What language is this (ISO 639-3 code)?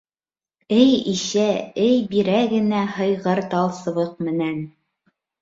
bak